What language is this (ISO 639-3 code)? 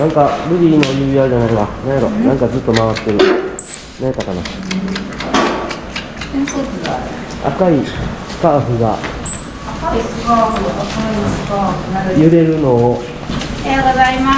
jpn